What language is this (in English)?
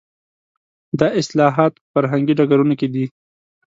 Pashto